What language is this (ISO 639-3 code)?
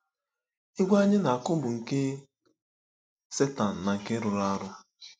ibo